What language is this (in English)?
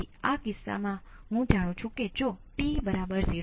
Gujarati